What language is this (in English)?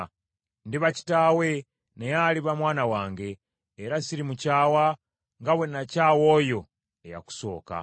Ganda